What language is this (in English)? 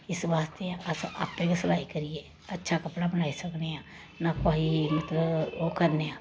Dogri